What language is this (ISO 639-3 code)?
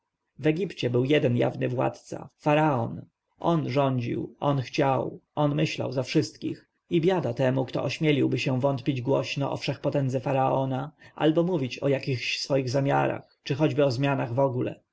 pol